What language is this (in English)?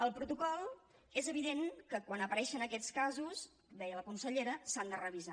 Catalan